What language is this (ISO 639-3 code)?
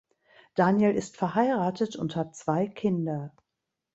deu